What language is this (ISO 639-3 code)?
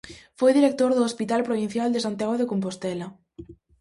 glg